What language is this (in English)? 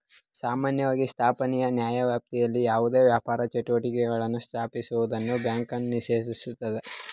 Kannada